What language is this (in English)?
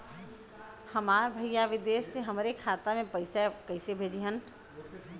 Bhojpuri